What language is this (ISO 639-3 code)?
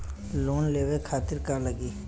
bho